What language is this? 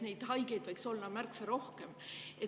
Estonian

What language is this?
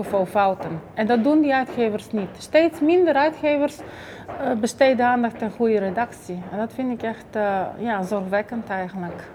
Dutch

